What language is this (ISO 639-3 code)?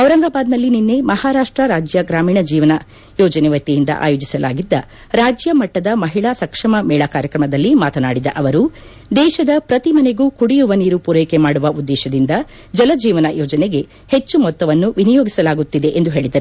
kan